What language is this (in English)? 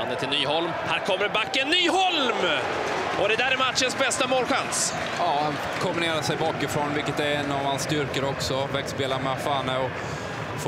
Swedish